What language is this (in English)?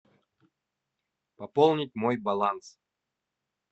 Russian